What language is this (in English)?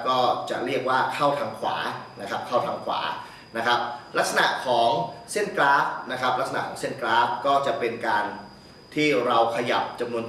Thai